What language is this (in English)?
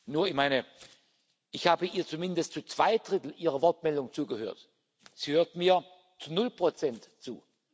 German